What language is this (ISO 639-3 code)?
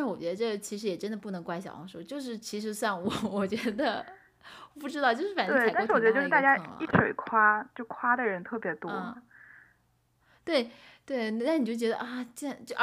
zho